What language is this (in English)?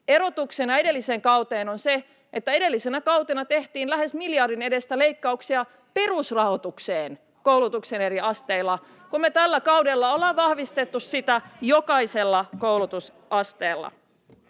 Finnish